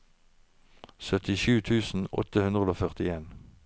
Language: Norwegian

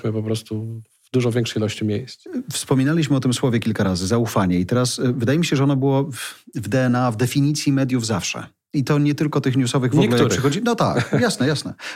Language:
Polish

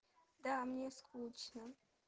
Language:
Russian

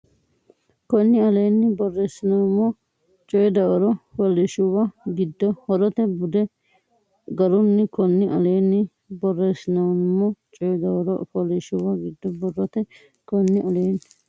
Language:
Sidamo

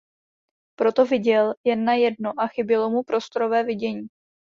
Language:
Czech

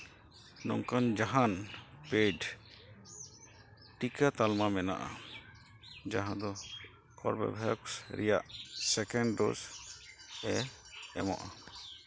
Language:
Santali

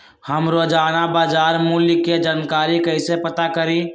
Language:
Magahi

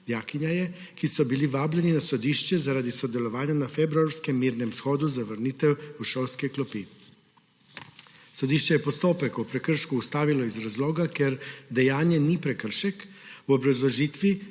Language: Slovenian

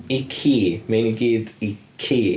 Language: Welsh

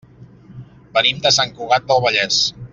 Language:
Catalan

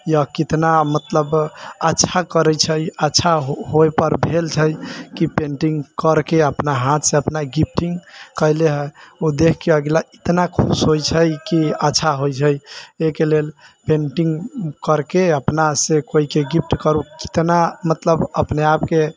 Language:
Maithili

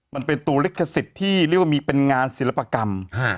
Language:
Thai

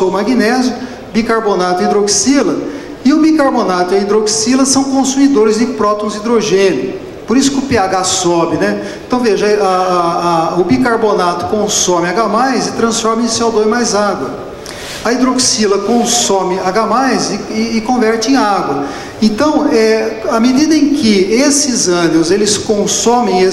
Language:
Portuguese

